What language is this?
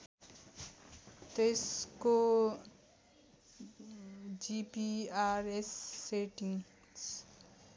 Nepali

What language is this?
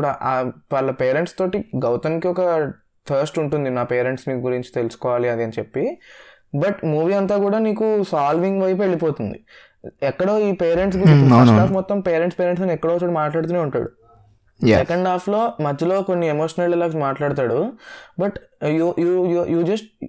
Telugu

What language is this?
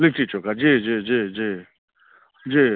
Maithili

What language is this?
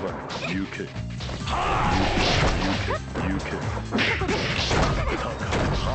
Japanese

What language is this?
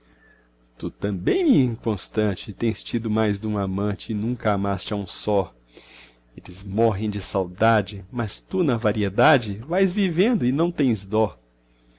Portuguese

